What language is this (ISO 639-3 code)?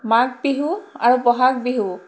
asm